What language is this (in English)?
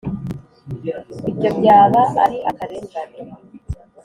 Kinyarwanda